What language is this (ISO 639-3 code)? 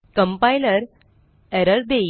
mar